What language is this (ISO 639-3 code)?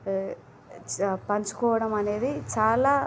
tel